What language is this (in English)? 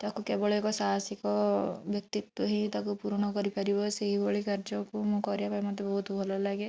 Odia